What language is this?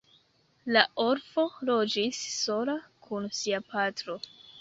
Esperanto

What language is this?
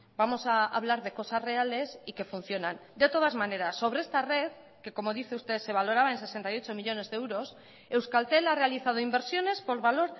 Spanish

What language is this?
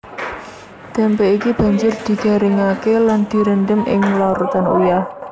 Javanese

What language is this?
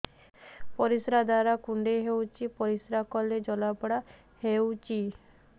Odia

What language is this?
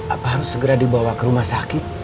Indonesian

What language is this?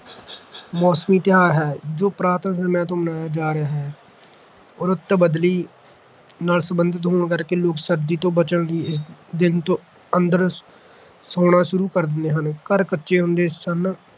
Punjabi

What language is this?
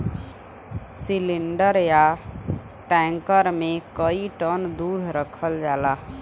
Bhojpuri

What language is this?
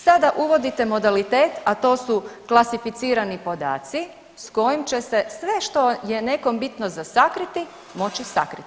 Croatian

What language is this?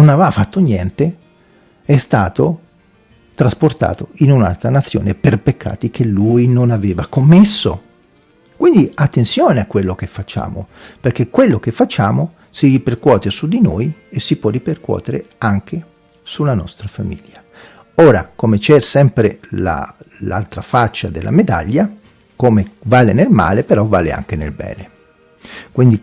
Italian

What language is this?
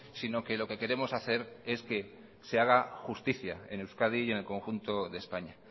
Spanish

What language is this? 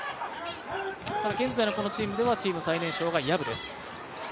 Japanese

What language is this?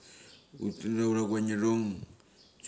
Mali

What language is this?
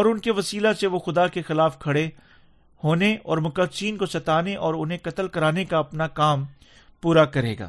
Urdu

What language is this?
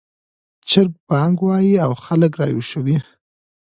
Pashto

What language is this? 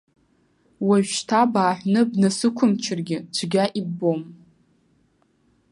Abkhazian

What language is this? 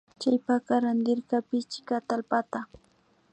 Imbabura Highland Quichua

